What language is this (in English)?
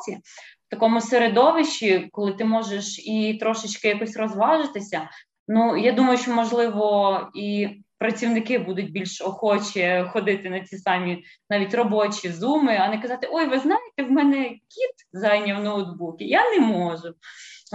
Ukrainian